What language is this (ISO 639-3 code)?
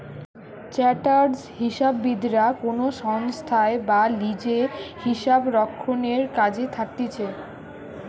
ben